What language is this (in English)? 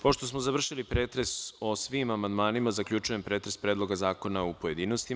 Serbian